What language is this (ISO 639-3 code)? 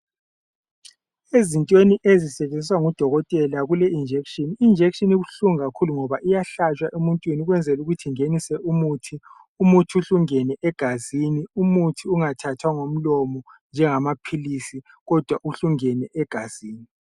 nde